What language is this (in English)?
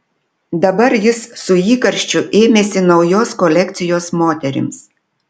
Lithuanian